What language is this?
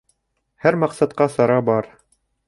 Bashkir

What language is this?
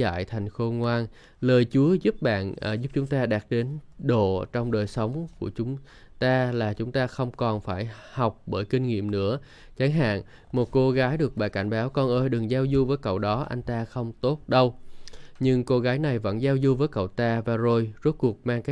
Vietnamese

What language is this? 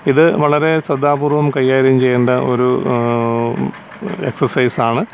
Malayalam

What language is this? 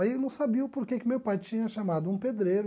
Portuguese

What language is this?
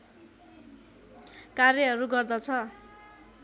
Nepali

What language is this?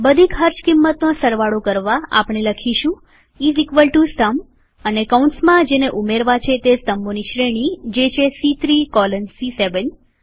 Gujarati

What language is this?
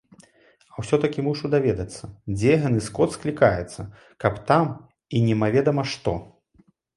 Belarusian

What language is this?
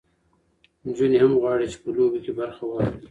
Pashto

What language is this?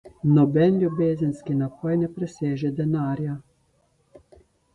Slovenian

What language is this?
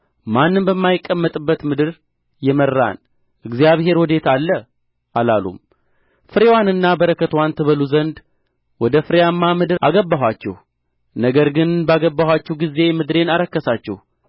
Amharic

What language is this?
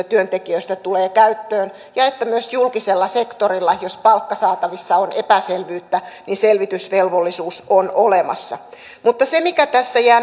Finnish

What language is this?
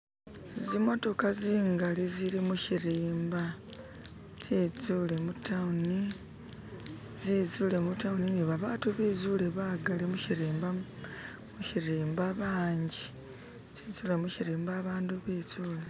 Masaaba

